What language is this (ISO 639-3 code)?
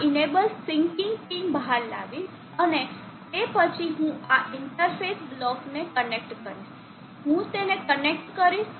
guj